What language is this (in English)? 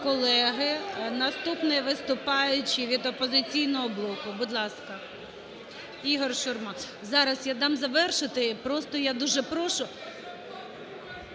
Ukrainian